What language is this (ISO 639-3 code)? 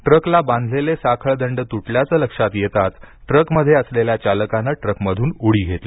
mar